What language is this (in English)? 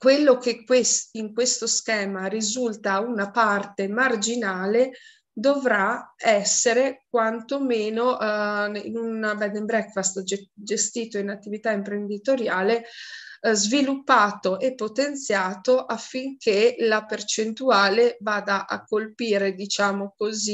Italian